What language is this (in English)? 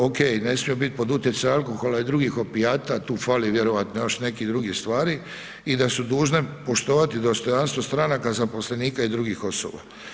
Croatian